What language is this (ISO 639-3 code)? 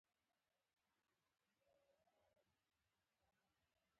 pus